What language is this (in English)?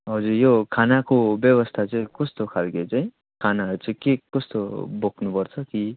Nepali